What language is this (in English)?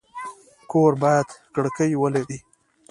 Pashto